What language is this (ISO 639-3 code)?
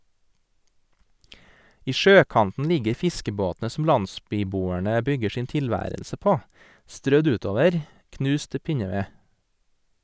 nor